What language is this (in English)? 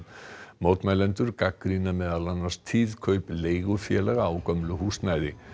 Icelandic